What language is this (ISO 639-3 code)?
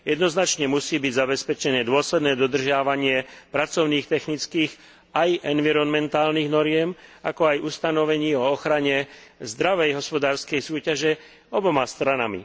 slk